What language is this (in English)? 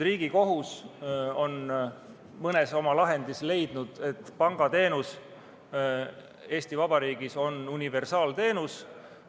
Estonian